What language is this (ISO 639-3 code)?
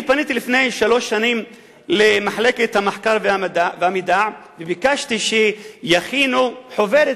heb